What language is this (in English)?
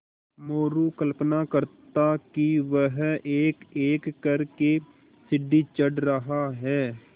Hindi